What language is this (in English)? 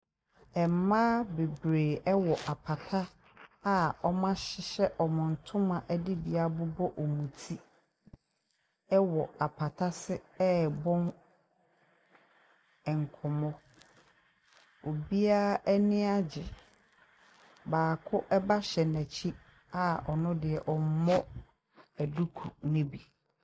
Akan